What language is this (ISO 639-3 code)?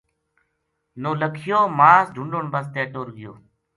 gju